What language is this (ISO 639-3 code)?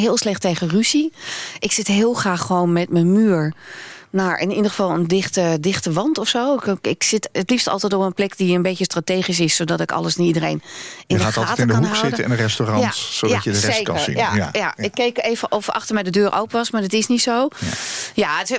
nld